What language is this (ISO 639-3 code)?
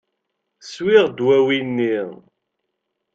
kab